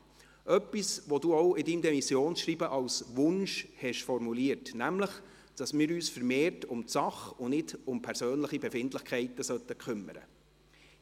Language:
Swiss German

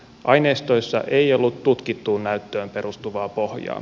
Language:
Finnish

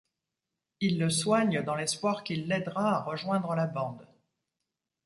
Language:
French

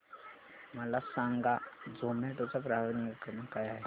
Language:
Marathi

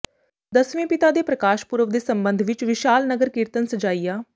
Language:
Punjabi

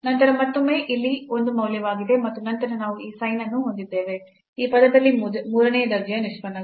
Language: Kannada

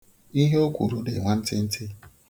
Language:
Igbo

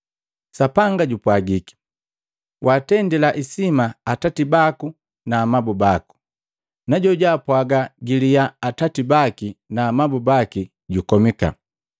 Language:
Matengo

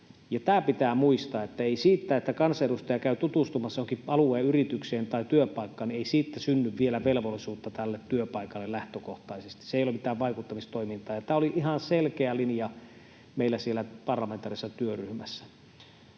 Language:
Finnish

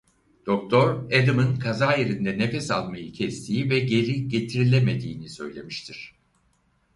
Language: Turkish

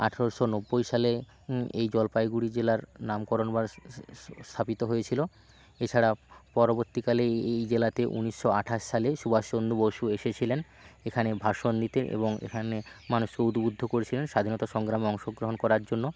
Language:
Bangla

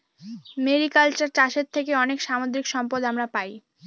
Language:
Bangla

